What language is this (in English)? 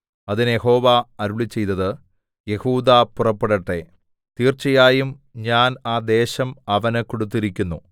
Malayalam